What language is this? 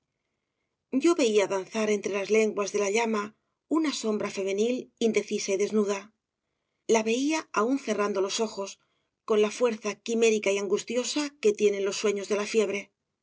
Spanish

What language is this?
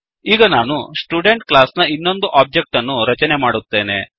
Kannada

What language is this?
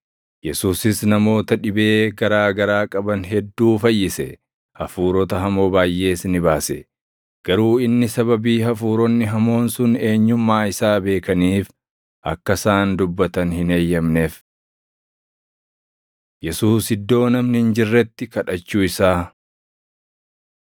Oromo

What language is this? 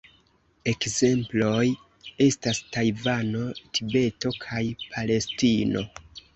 Esperanto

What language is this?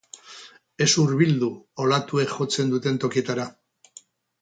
Basque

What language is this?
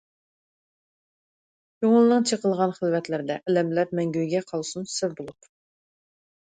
Uyghur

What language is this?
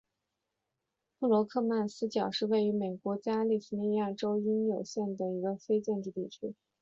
Chinese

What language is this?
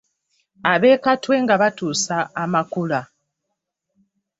Ganda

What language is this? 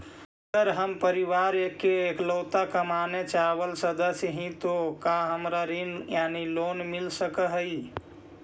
Magahi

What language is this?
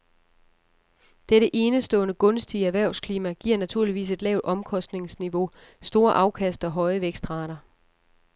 Danish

